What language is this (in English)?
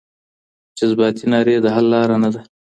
Pashto